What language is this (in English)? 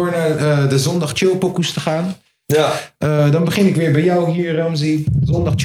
Dutch